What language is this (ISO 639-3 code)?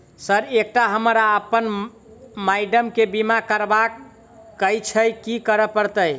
mai